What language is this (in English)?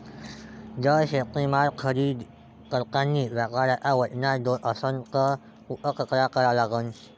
Marathi